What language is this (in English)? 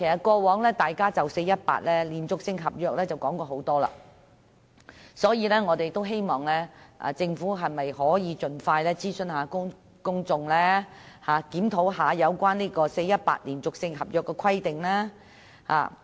Cantonese